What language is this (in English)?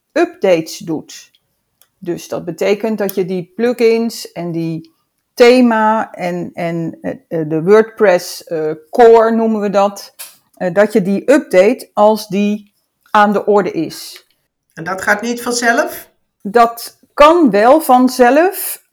Dutch